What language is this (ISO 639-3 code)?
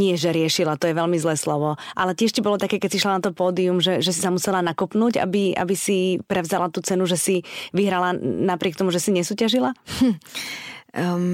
slk